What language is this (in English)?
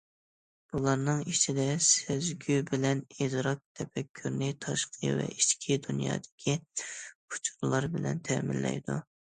Uyghur